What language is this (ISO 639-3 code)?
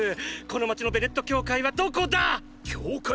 jpn